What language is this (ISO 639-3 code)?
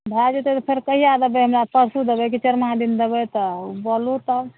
mai